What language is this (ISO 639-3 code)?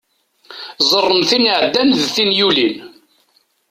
kab